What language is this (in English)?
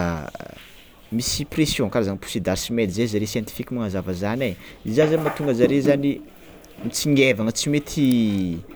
Tsimihety Malagasy